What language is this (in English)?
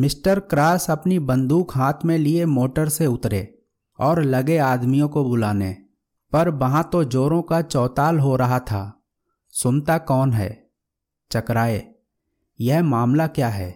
Hindi